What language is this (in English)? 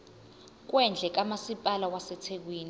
Zulu